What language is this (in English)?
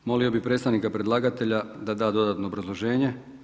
Croatian